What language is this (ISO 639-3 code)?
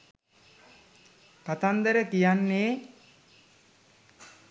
sin